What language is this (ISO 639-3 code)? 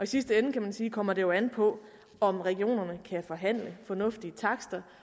dan